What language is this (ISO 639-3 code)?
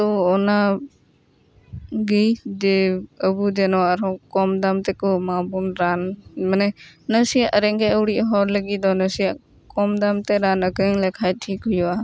sat